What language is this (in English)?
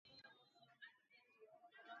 Central Kurdish